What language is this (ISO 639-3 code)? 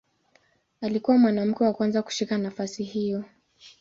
swa